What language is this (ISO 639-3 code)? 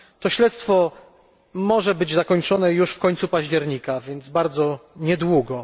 pol